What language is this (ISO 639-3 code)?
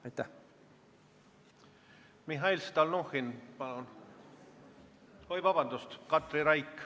est